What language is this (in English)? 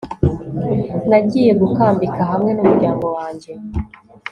Kinyarwanda